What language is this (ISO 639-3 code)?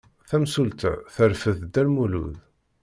kab